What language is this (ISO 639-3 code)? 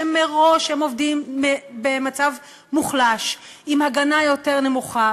heb